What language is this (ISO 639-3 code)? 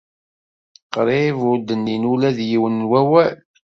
kab